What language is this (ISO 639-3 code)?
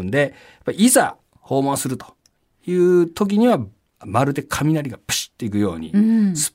jpn